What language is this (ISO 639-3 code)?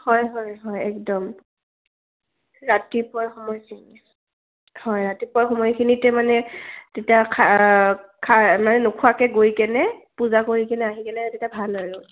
asm